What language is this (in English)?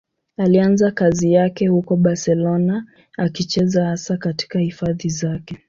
Swahili